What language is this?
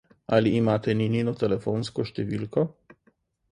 Slovenian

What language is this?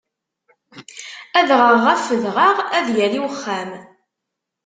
Kabyle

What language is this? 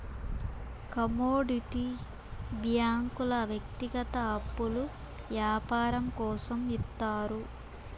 Telugu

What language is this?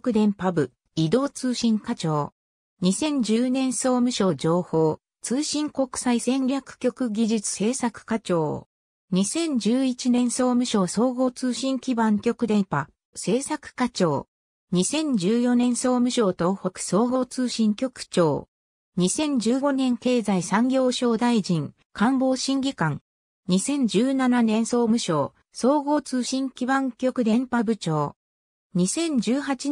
Japanese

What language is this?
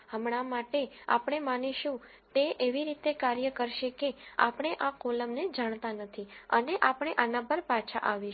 Gujarati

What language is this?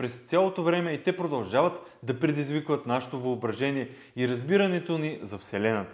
Bulgarian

